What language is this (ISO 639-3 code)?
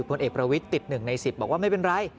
tha